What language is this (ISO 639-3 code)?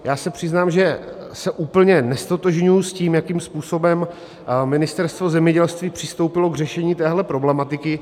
ces